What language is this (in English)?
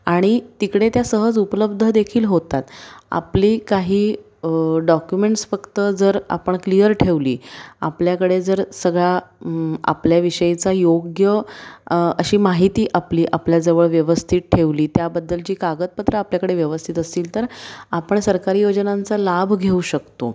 Marathi